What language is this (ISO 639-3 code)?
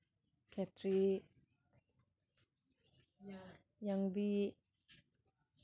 mni